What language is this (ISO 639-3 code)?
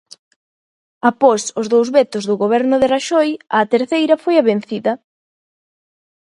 glg